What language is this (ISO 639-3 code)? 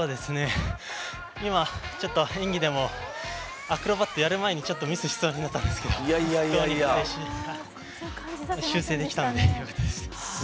jpn